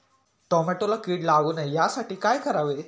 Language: Marathi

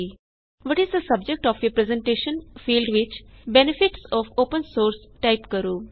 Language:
Punjabi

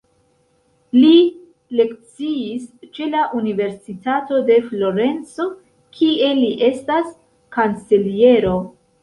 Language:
Esperanto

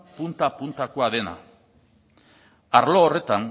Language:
Basque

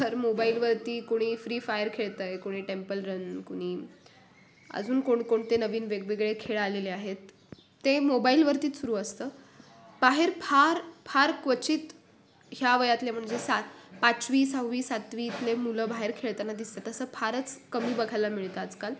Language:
Marathi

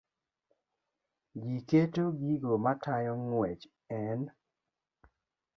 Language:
Luo (Kenya and Tanzania)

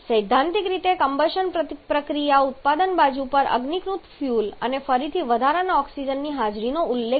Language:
Gujarati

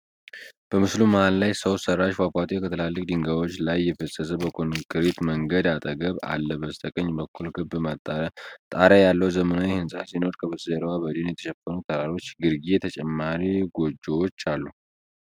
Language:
Amharic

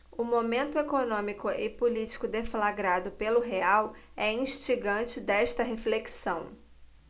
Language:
Portuguese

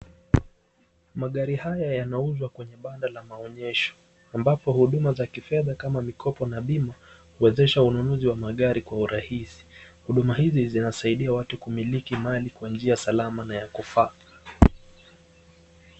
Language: Swahili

